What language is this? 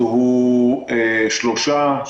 Hebrew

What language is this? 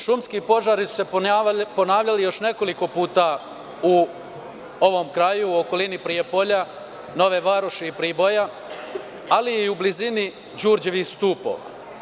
Serbian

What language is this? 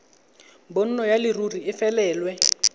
Tswana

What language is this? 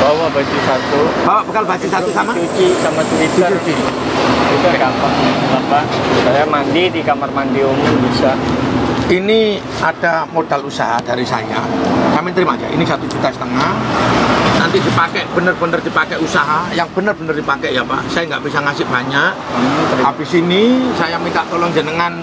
Indonesian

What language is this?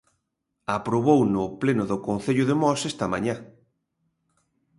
Galician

